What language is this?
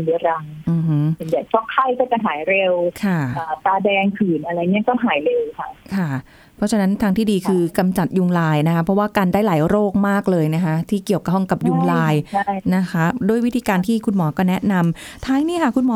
Thai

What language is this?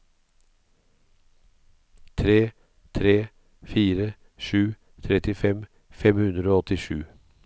Norwegian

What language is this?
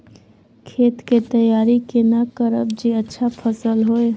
Maithili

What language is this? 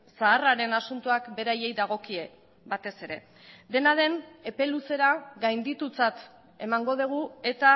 Basque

